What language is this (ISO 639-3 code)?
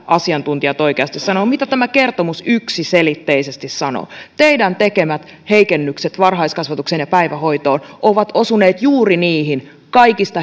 fin